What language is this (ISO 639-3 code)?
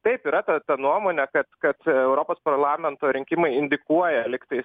lit